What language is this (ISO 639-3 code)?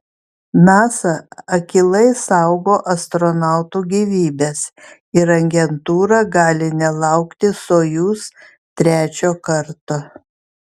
lit